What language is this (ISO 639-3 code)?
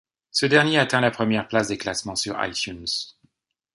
fra